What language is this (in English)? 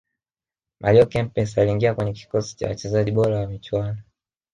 Swahili